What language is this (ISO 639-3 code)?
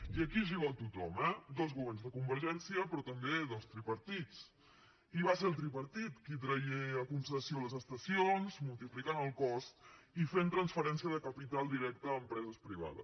cat